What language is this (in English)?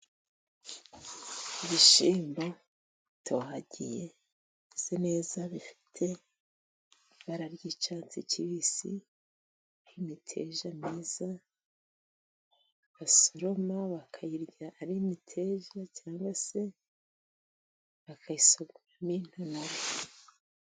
Kinyarwanda